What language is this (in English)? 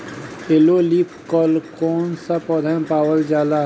Bhojpuri